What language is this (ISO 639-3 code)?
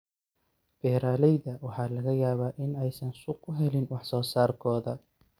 som